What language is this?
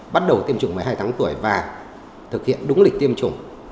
Vietnamese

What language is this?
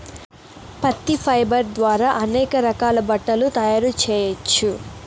Telugu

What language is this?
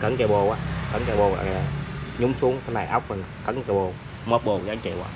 Vietnamese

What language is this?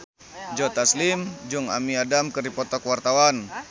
Sundanese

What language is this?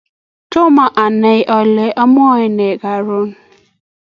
Kalenjin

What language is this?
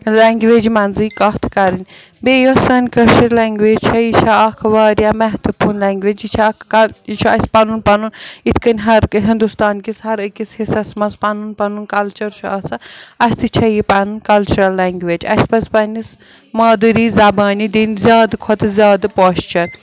Kashmiri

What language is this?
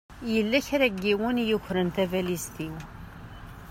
Kabyle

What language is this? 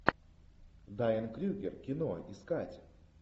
Russian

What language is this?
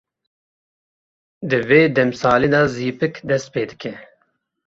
Kurdish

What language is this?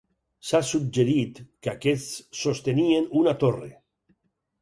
Catalan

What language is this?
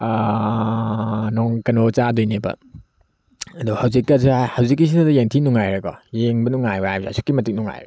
Manipuri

